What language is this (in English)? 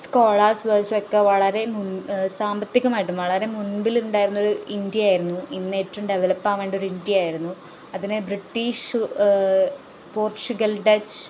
Malayalam